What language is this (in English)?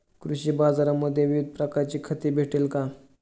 Marathi